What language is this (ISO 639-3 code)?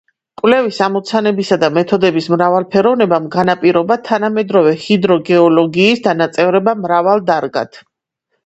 kat